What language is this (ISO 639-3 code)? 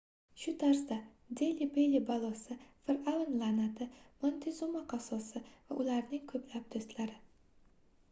uzb